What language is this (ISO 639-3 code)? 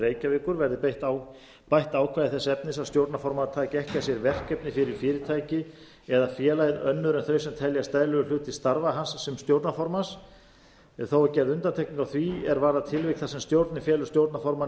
isl